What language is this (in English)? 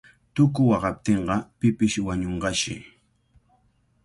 Cajatambo North Lima Quechua